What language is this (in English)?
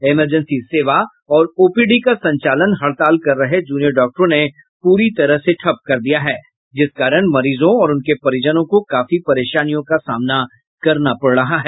Hindi